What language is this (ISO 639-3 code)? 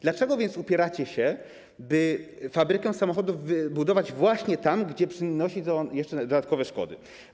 pol